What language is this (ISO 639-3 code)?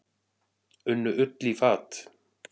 isl